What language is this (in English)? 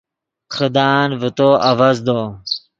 Yidgha